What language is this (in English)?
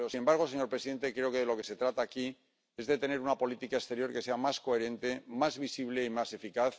Spanish